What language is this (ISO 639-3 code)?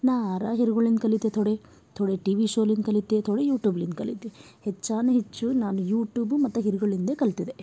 kan